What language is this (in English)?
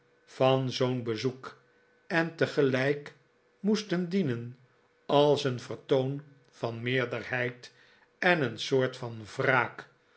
Dutch